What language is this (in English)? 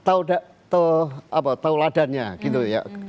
Indonesian